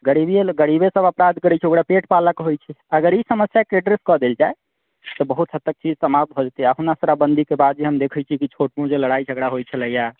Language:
Maithili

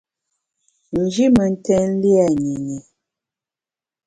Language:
Bamun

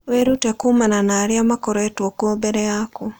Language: Kikuyu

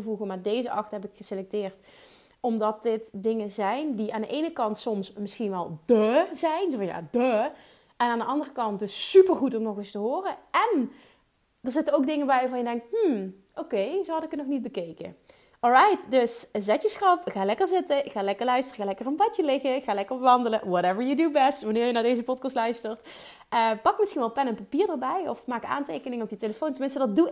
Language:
Dutch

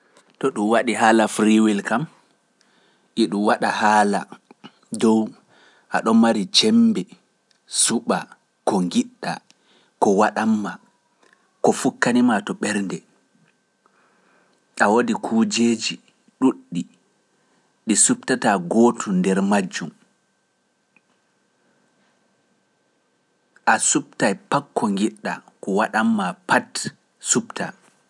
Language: Pular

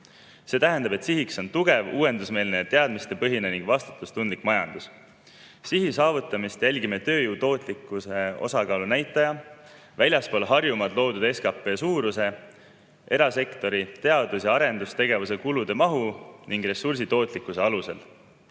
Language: Estonian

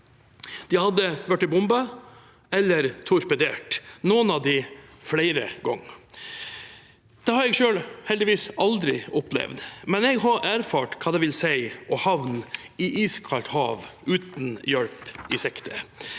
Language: Norwegian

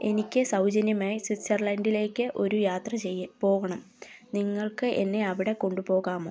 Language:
Malayalam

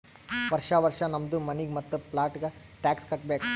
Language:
Kannada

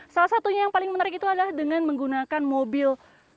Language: Indonesian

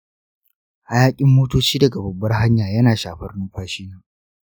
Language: Hausa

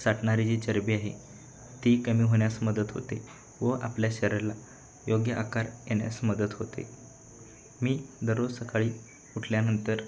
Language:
Marathi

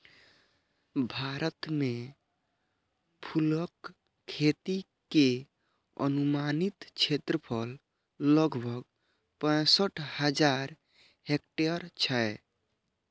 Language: Maithili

